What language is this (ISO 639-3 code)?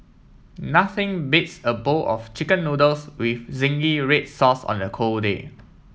eng